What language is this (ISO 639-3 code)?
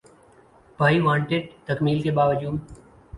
urd